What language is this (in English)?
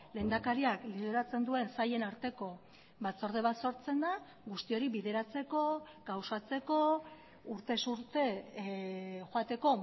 Basque